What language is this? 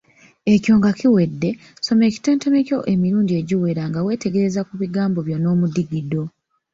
Ganda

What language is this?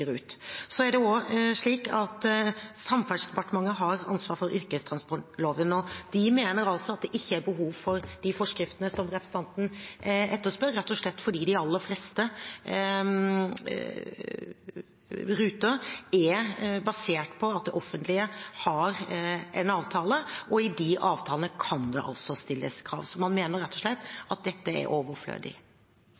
Norwegian Bokmål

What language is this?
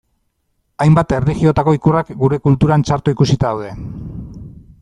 Basque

